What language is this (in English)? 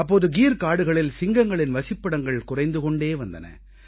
Tamil